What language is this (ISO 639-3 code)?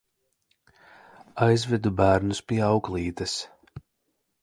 lav